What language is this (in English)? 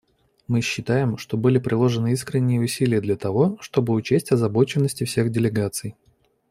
Russian